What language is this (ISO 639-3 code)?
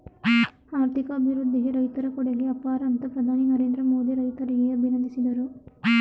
kan